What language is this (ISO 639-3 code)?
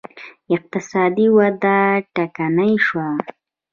pus